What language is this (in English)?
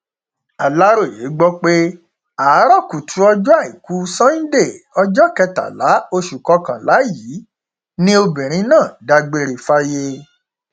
Yoruba